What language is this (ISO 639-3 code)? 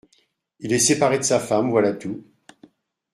fra